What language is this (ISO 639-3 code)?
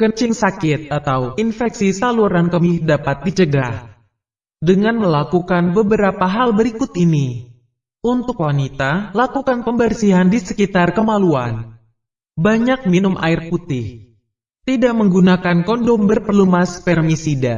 ind